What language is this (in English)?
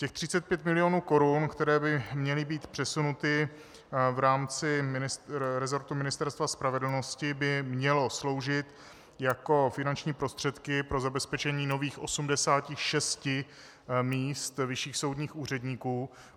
Czech